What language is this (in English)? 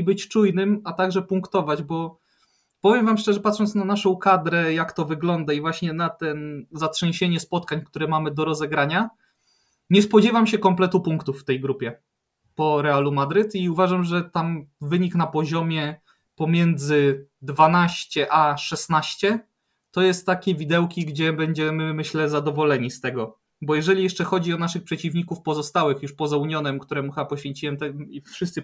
Polish